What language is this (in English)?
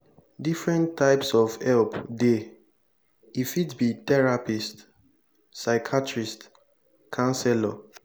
Nigerian Pidgin